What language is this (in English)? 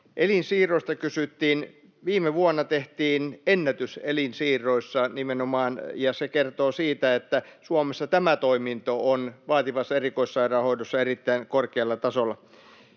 Finnish